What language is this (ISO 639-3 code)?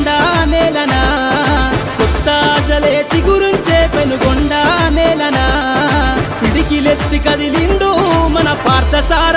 tel